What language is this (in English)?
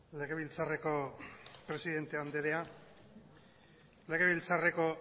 Basque